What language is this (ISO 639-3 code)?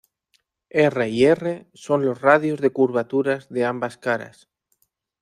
spa